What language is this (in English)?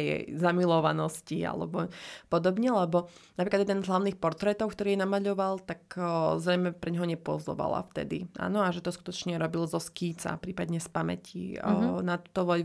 Slovak